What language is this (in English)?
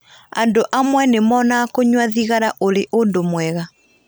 Kikuyu